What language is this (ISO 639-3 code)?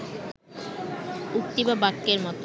ben